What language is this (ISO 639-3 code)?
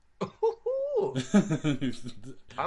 cym